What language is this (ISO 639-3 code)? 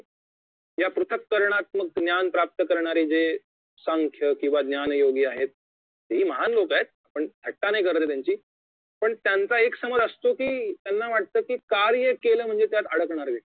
mar